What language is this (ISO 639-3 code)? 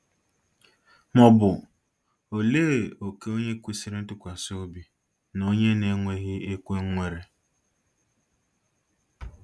ibo